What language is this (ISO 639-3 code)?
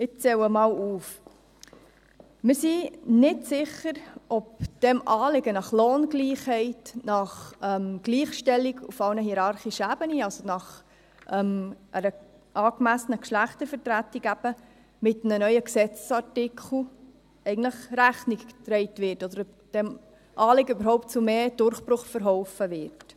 gsw